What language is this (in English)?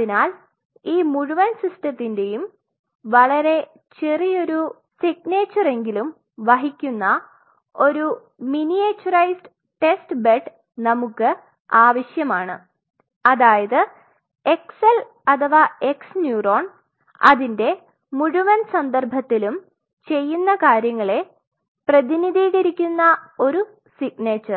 Malayalam